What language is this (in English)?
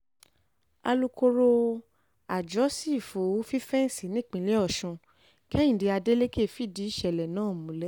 Yoruba